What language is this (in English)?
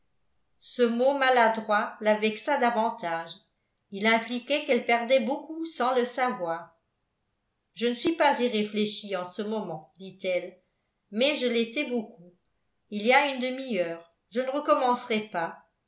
French